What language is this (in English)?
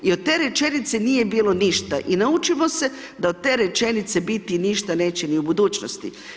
Croatian